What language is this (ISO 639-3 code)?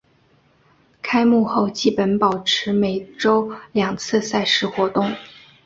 zho